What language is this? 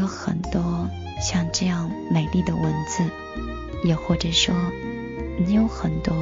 Chinese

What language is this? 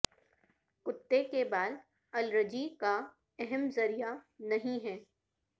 Urdu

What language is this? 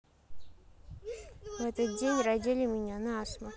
Russian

